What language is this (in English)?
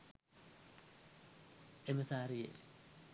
Sinhala